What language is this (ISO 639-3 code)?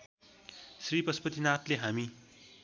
nep